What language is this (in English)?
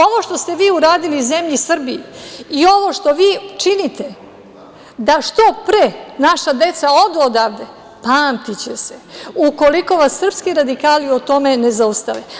Serbian